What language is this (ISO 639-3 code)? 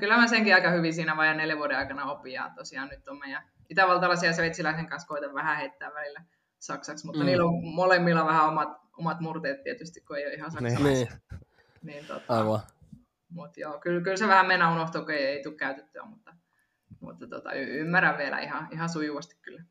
fin